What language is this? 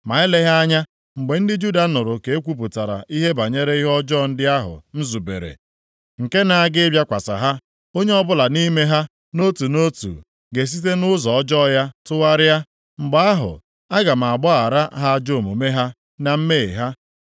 Igbo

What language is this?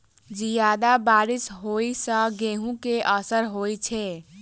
Maithili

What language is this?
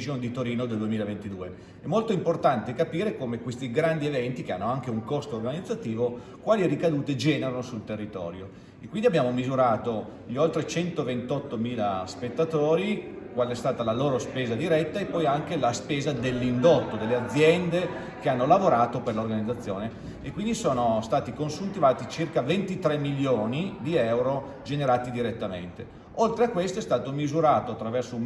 Italian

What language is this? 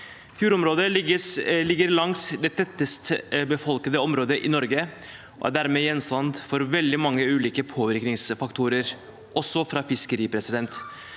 Norwegian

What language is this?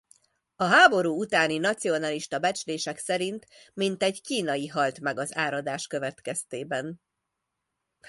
Hungarian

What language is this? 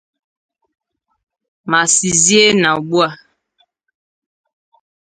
Igbo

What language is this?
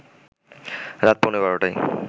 Bangla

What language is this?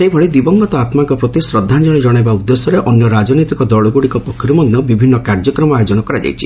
Odia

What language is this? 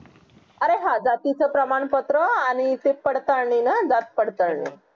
Marathi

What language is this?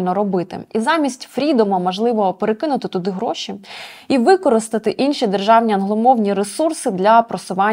Ukrainian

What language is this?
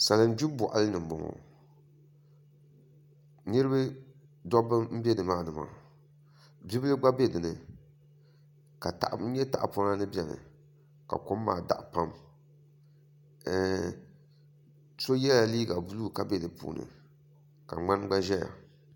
Dagbani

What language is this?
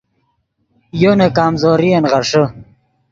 Yidgha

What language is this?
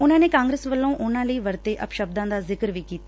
Punjabi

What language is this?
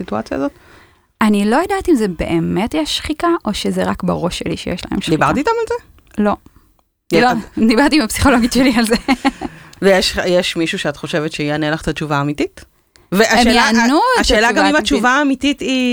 Hebrew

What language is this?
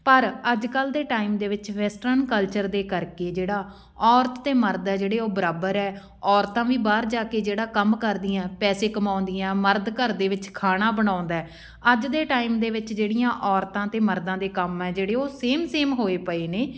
Punjabi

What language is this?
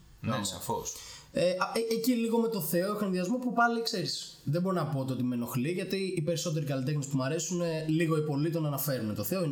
Greek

